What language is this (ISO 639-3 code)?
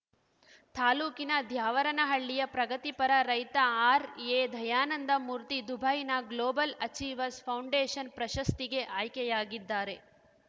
kan